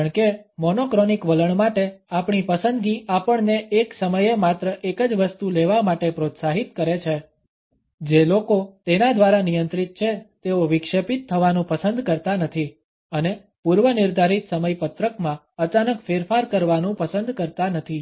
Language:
Gujarati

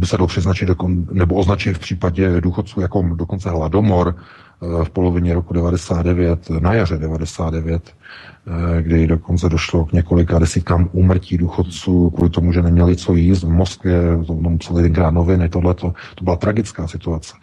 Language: Czech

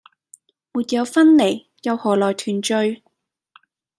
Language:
Cantonese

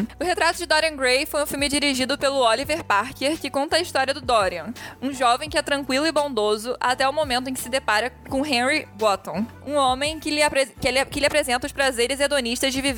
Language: Portuguese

